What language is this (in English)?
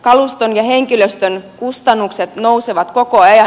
Finnish